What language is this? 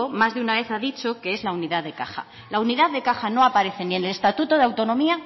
Spanish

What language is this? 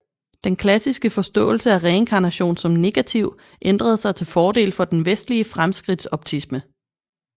Danish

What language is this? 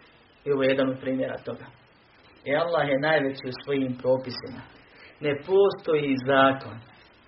Croatian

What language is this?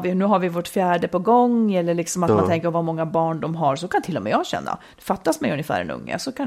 Swedish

